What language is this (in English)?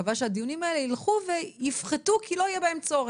Hebrew